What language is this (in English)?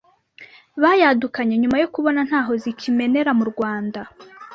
Kinyarwanda